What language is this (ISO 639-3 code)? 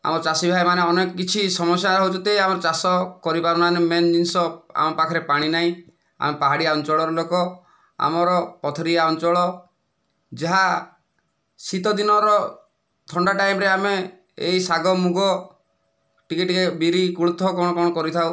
ori